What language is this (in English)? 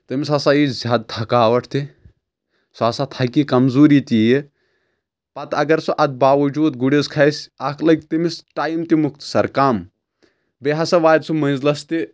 Kashmiri